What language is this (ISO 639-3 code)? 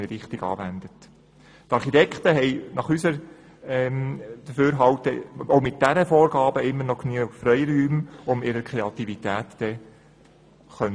gsw